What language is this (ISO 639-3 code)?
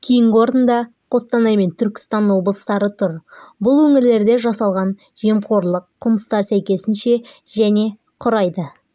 kaz